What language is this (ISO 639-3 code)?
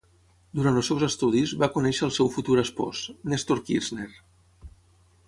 cat